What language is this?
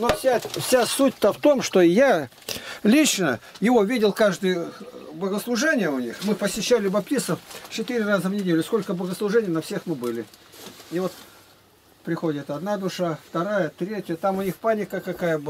Russian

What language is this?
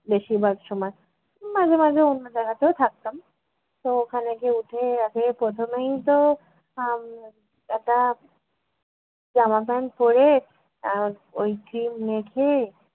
Bangla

